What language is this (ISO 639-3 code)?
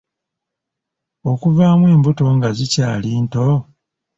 lug